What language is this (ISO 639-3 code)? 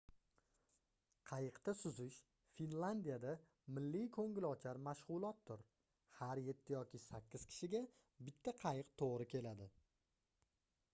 uzb